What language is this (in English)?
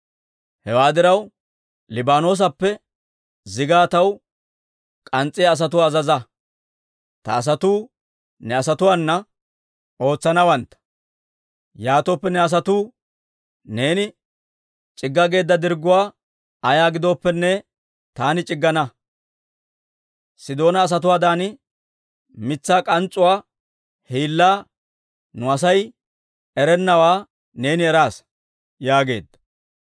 Dawro